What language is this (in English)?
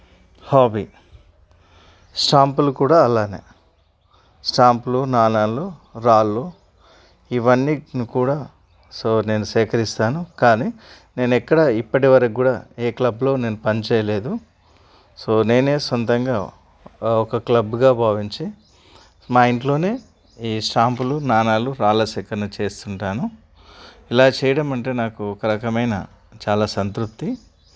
Telugu